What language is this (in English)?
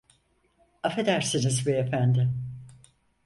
Turkish